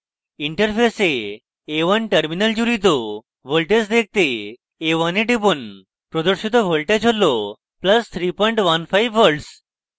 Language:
Bangla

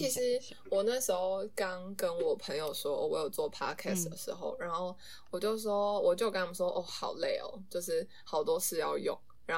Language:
Chinese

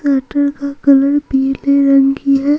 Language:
Hindi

